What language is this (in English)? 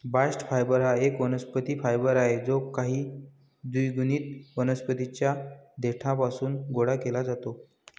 Marathi